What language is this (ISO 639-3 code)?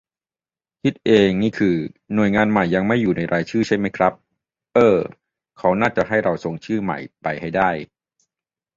tha